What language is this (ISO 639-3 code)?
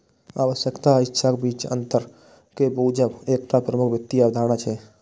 mai